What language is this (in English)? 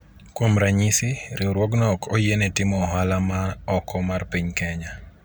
Luo (Kenya and Tanzania)